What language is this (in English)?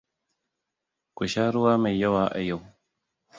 Hausa